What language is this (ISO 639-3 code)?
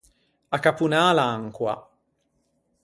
lij